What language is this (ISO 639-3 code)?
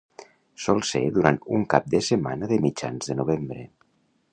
cat